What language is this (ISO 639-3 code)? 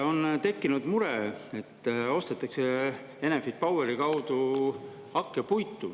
est